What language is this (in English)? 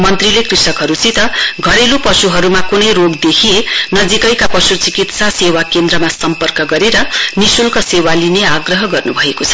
Nepali